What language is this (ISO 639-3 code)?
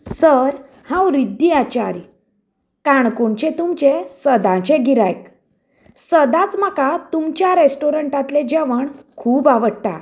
kok